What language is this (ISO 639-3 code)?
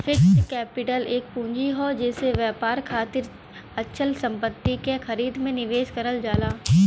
bho